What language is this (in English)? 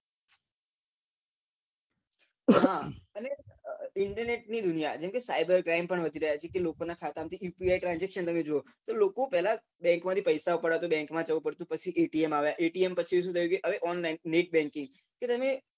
Gujarati